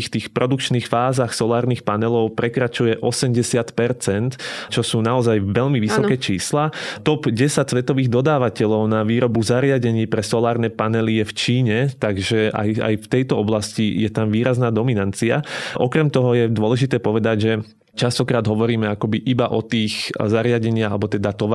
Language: Slovak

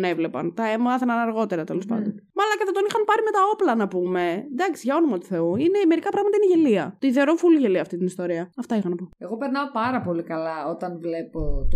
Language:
Greek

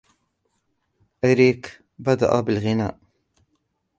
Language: Arabic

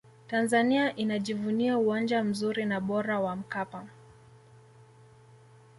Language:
Swahili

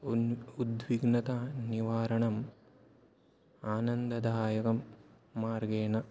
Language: Sanskrit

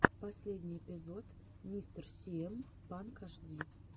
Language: Russian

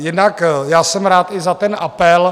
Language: Czech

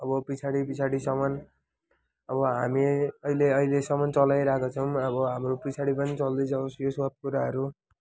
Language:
Nepali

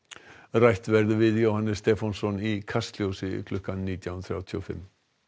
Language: Icelandic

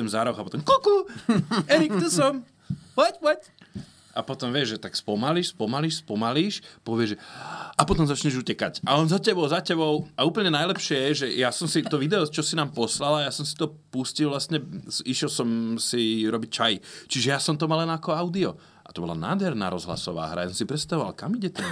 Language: Slovak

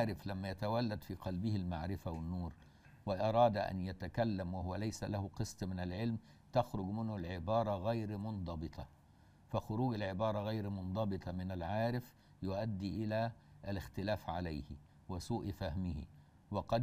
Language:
Arabic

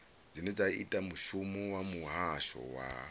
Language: Venda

